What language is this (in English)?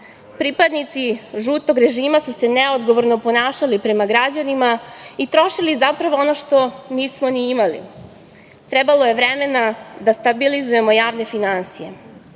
Serbian